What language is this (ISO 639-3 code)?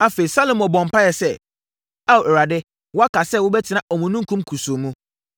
aka